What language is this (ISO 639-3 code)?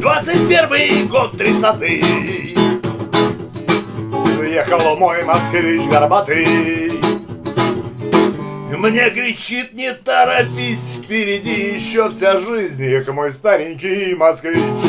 rus